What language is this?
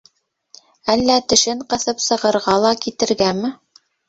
Bashkir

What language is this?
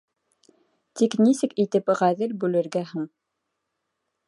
Bashkir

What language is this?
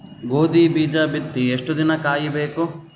Kannada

